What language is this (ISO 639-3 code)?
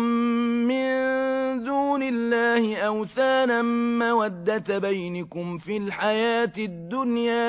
ara